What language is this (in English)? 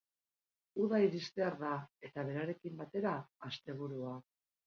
Basque